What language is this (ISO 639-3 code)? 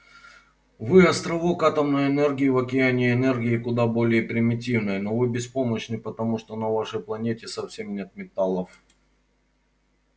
rus